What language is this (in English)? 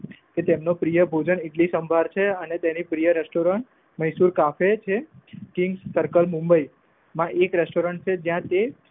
Gujarati